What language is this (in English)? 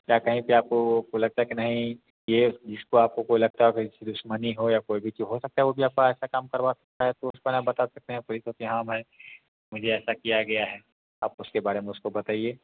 Hindi